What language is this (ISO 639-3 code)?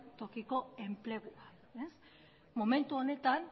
eus